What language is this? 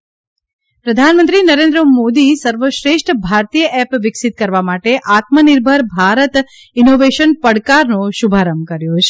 Gujarati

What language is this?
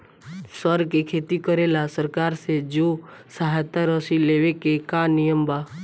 Bhojpuri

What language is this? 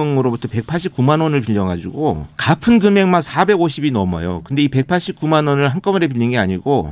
Korean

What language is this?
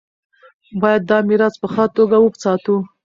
Pashto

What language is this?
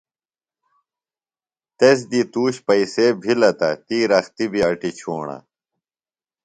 Phalura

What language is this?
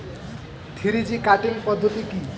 Bangla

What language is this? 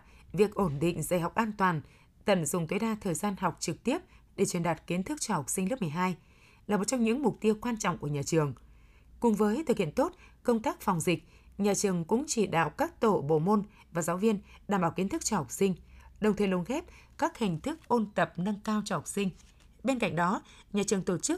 Vietnamese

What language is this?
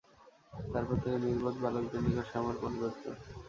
Bangla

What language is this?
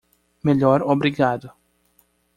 Portuguese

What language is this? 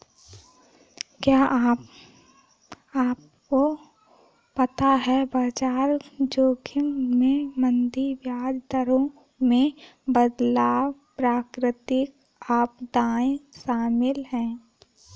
Hindi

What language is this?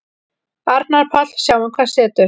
Icelandic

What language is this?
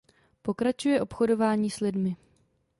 Czech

